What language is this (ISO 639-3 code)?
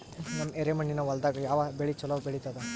kan